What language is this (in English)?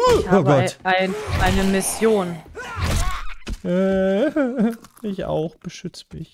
German